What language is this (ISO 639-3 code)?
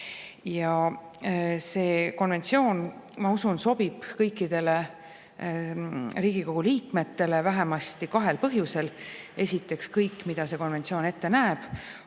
est